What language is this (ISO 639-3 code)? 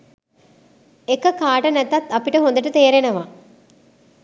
sin